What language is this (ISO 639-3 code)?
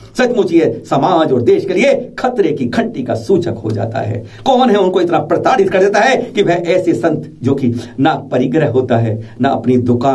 hin